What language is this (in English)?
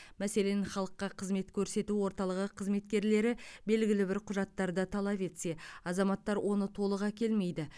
Kazakh